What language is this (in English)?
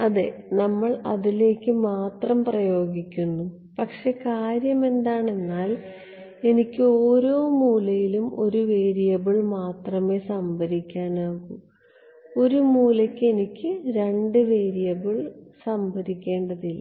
Malayalam